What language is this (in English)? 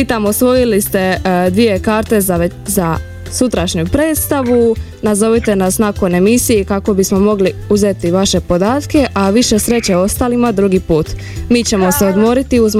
Croatian